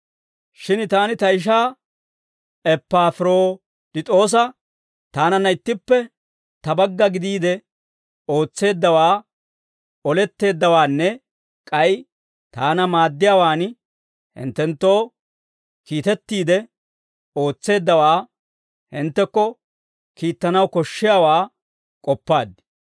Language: Dawro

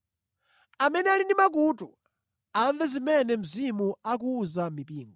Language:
Nyanja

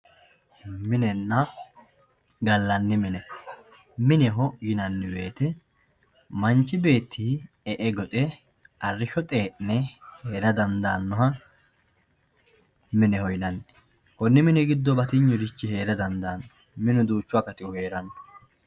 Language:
Sidamo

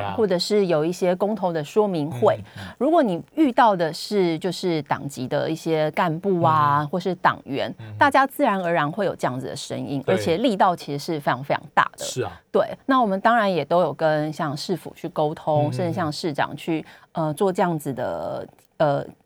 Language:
Chinese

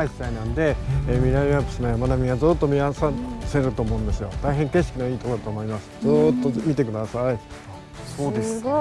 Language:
Japanese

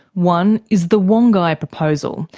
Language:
English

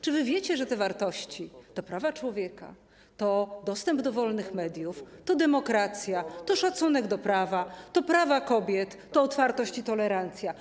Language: Polish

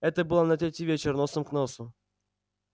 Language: Russian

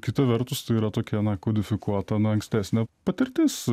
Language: Lithuanian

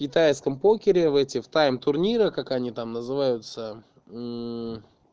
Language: Russian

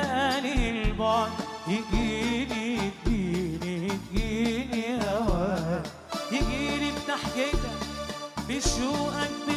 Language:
Arabic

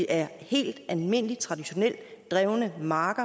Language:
Danish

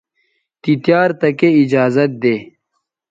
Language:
Bateri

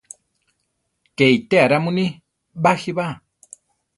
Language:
Central Tarahumara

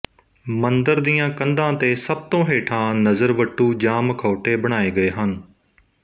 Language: Punjabi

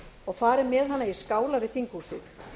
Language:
Icelandic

